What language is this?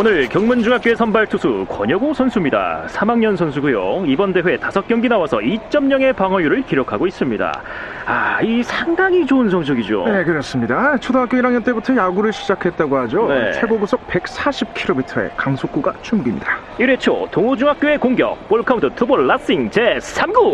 Korean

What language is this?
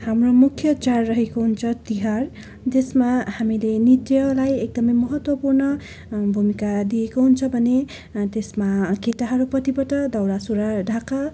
Nepali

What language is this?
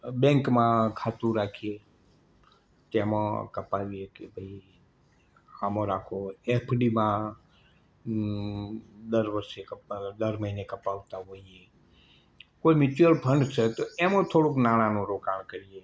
Gujarati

